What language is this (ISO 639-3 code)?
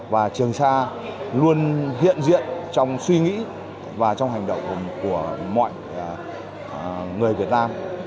vie